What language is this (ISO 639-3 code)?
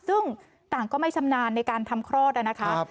tha